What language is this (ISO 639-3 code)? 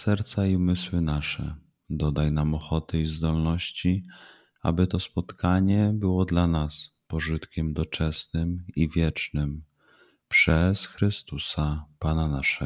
pol